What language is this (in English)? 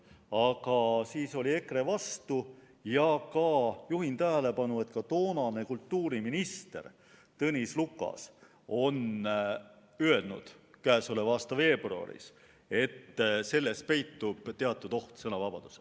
Estonian